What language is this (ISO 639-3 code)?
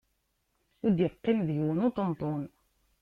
kab